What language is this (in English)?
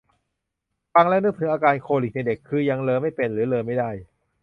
Thai